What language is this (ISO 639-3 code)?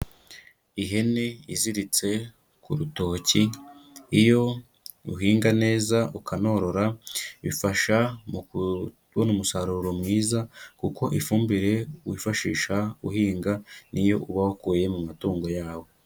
kin